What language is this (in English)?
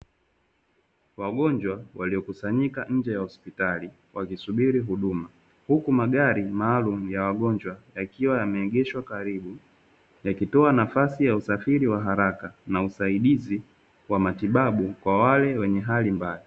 Swahili